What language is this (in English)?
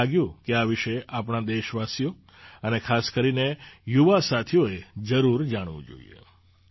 Gujarati